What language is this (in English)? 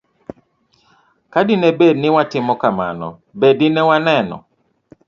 Luo (Kenya and Tanzania)